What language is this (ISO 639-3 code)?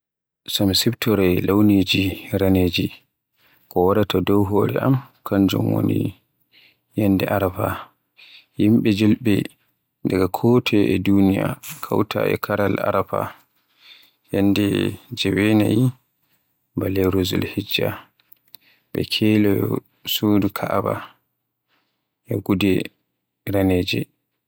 fue